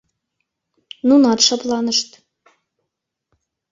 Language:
Mari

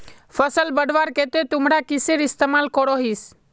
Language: Magahi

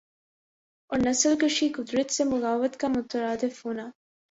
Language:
Urdu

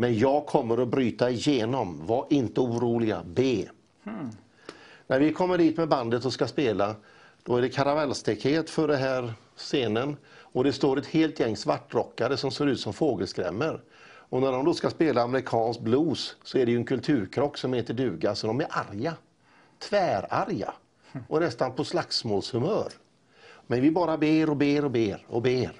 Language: Swedish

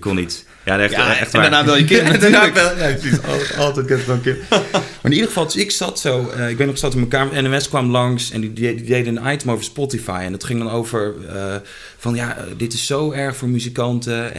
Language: Dutch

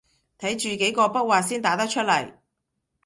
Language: Cantonese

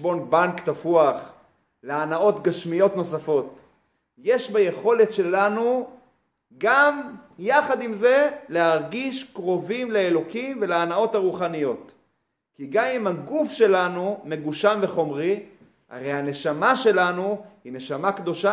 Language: Hebrew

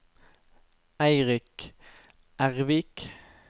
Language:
Norwegian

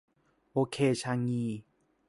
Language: Thai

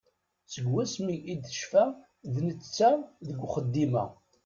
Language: Kabyle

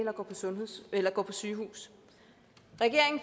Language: Danish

